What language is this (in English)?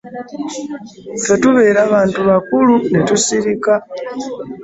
Ganda